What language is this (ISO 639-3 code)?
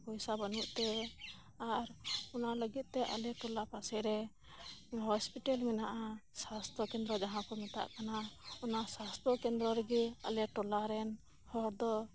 sat